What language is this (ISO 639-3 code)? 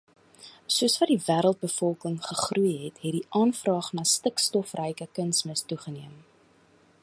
afr